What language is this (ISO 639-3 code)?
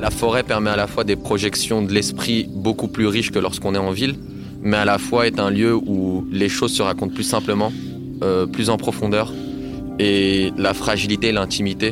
fra